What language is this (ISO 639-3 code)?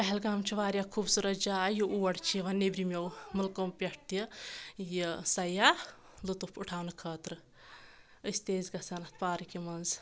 kas